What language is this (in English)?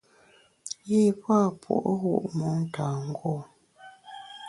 Bamun